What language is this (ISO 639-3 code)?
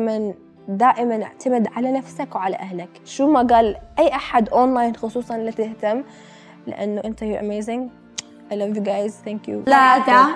ara